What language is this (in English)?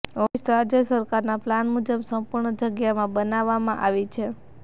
Gujarati